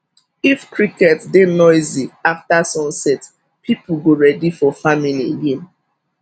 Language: Nigerian Pidgin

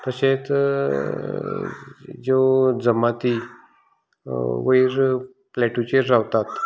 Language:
Konkani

